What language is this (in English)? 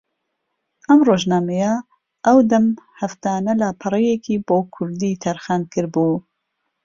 Central Kurdish